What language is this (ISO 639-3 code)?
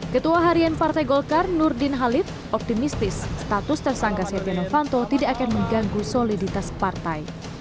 ind